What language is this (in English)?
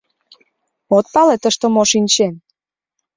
Mari